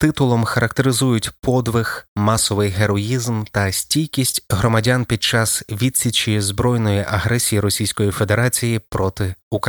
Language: Ukrainian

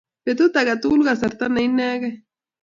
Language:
Kalenjin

